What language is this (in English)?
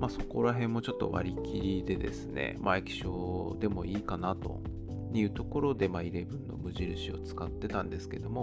Japanese